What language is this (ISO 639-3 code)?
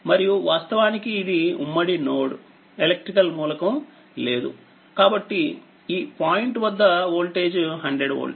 tel